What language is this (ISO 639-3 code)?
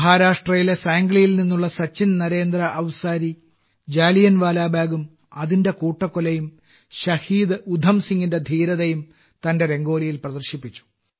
mal